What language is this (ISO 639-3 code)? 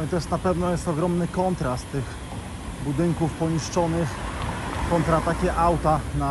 pol